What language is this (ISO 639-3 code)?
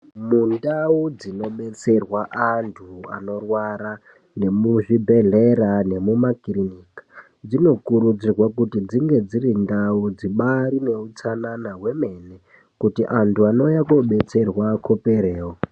ndc